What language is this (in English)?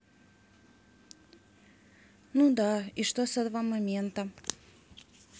Russian